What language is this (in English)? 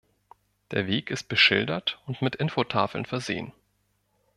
German